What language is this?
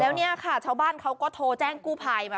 Thai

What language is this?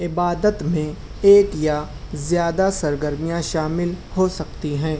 Urdu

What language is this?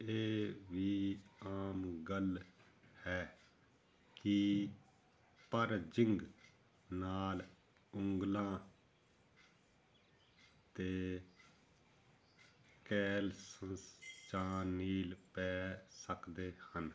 Punjabi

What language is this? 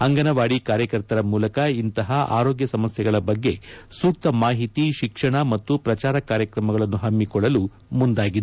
Kannada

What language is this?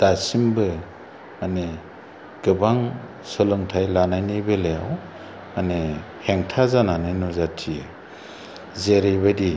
Bodo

